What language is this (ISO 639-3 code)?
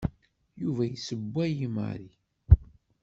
kab